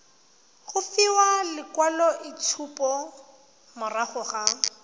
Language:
Tswana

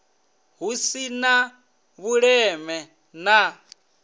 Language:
Venda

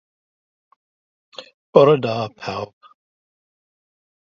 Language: Welsh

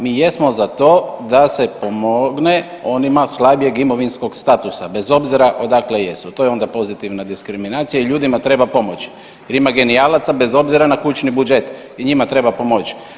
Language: Croatian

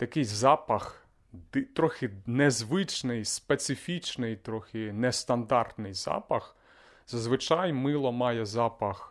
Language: Ukrainian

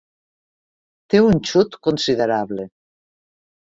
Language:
Catalan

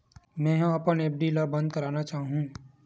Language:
Chhattisgarhi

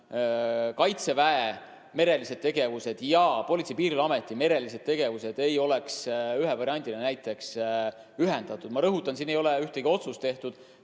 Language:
Estonian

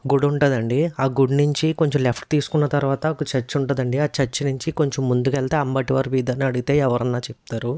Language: Telugu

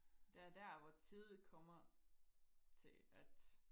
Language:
Danish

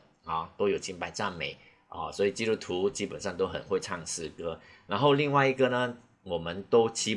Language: Chinese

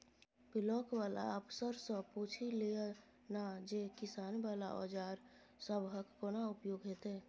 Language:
Maithili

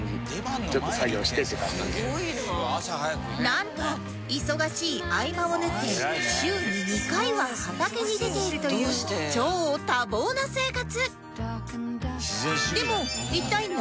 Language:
Japanese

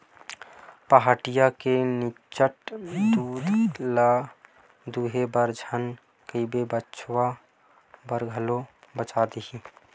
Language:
Chhattisgarhi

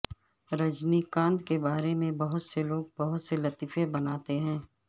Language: Urdu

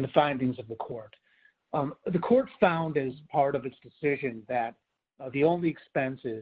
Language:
English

